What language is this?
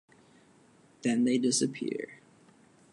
English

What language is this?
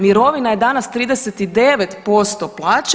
Croatian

